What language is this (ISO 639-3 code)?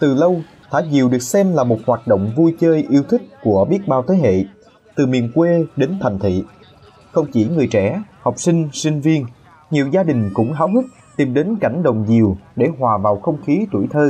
vie